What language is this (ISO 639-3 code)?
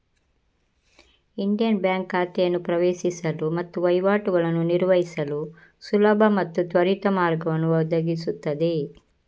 kan